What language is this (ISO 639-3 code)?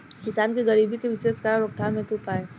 bho